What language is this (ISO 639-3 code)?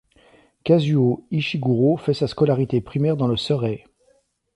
fra